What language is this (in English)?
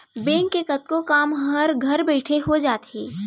Chhattisgarhi